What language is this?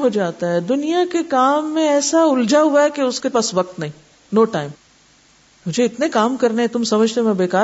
Urdu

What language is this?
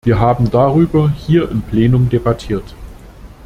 German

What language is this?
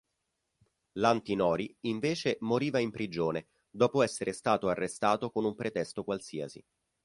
Italian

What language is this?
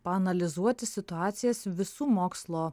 Lithuanian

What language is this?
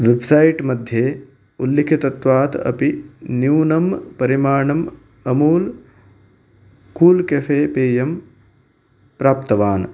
Sanskrit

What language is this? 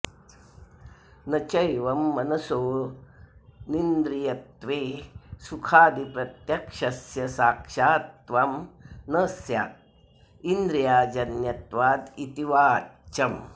Sanskrit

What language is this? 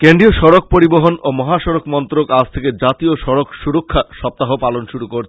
Bangla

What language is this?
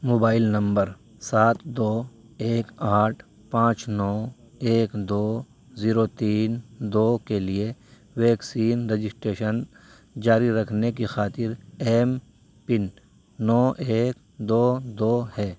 Urdu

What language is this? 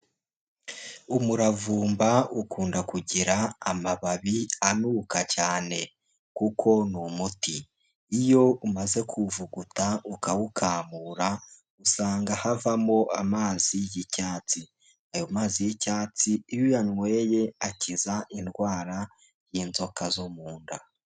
Kinyarwanda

